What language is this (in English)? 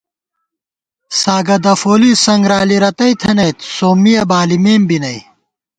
Gawar-Bati